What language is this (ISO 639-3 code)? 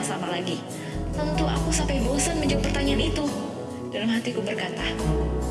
ind